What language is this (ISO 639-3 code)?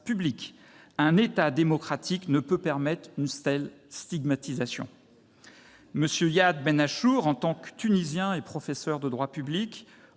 fra